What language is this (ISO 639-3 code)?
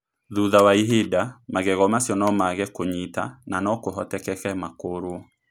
kik